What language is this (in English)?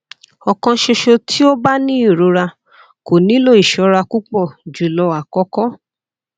Yoruba